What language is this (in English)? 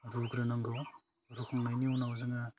Bodo